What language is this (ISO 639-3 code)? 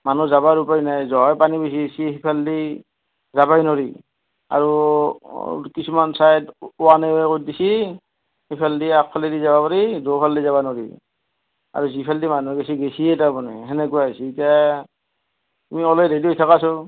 asm